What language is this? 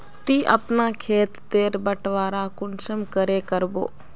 Magahi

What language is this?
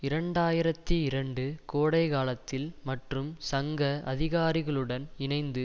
Tamil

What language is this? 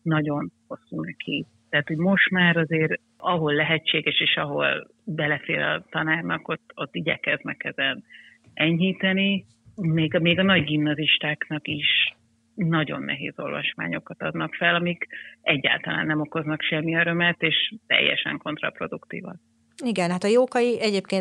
Hungarian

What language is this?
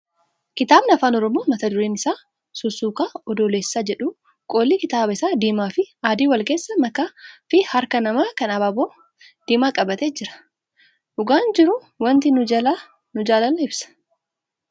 Oromo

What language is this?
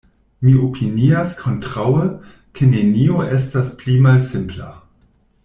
Esperanto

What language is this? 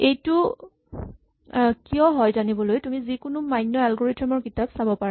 Assamese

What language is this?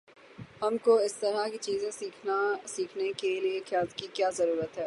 Urdu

